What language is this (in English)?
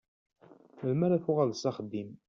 Kabyle